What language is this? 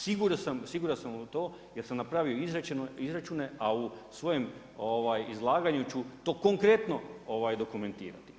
Croatian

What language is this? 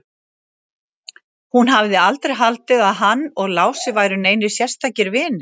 Icelandic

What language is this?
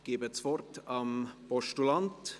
Swiss German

